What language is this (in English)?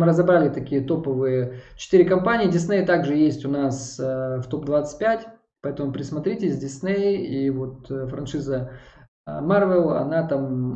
Russian